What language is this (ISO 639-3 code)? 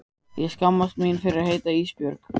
isl